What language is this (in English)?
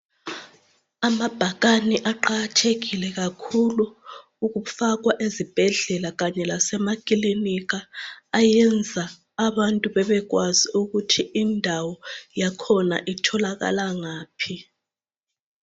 North Ndebele